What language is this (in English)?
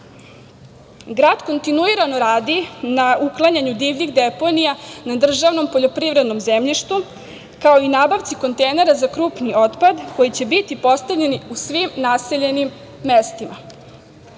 Serbian